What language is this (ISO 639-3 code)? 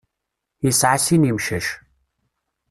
kab